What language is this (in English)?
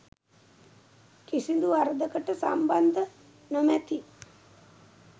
Sinhala